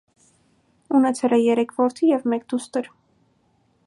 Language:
Armenian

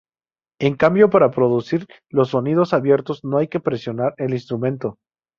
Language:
Spanish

